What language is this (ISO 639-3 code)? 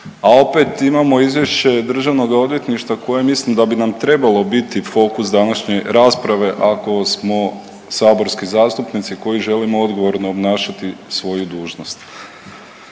hrv